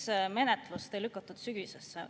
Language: Estonian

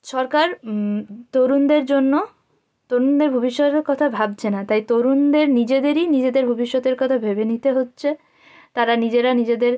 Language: Bangla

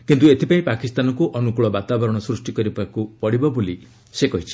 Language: Odia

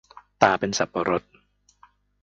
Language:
Thai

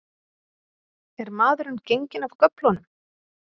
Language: Icelandic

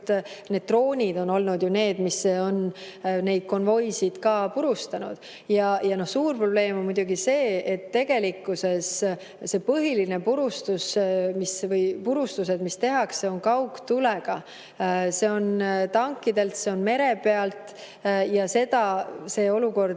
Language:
Estonian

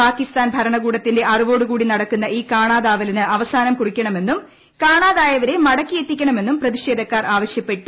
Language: Malayalam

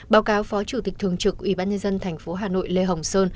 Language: Vietnamese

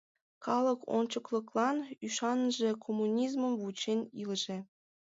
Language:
Mari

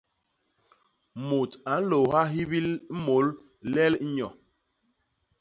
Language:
Basaa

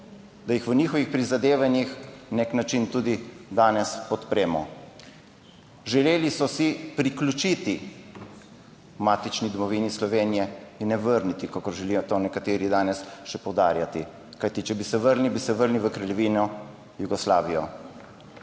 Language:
Slovenian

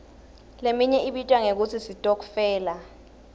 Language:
Swati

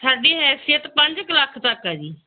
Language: Punjabi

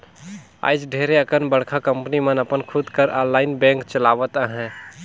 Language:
Chhattisgarhi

